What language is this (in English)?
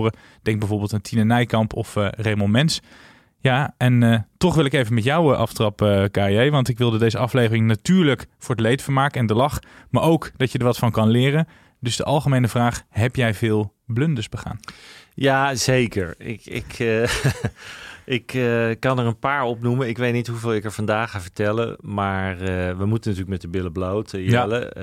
Dutch